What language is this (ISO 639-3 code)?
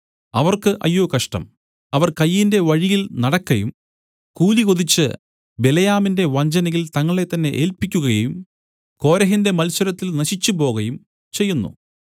mal